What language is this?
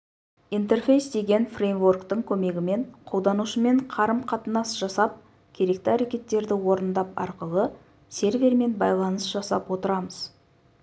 Kazakh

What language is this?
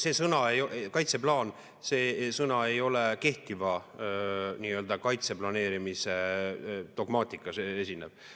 Estonian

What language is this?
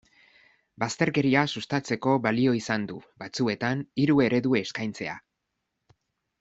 Basque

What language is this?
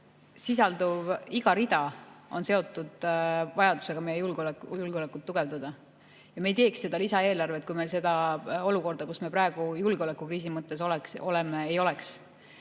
Estonian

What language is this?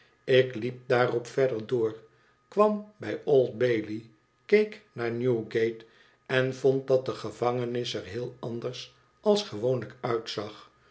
Dutch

